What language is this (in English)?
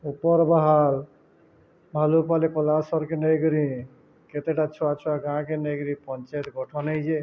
Odia